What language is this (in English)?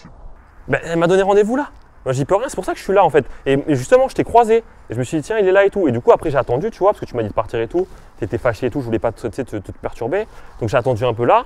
French